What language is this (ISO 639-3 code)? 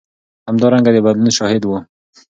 pus